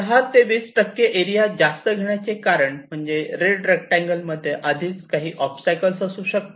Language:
Marathi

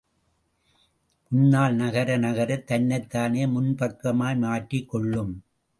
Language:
Tamil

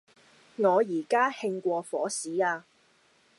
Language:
Cantonese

